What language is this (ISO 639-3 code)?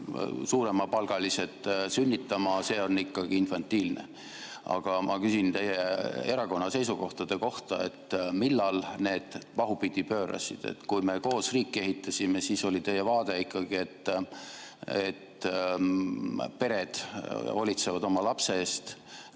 est